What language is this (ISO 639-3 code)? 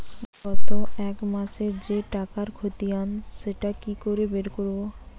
ben